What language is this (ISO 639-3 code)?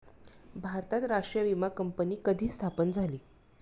mar